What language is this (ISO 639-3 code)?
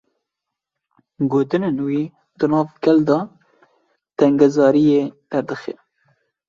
kur